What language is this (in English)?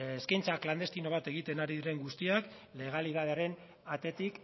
Basque